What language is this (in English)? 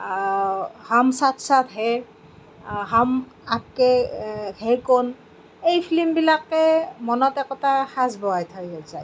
Assamese